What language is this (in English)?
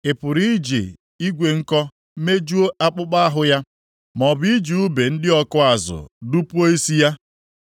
Igbo